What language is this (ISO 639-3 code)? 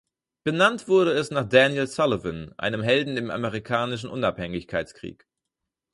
deu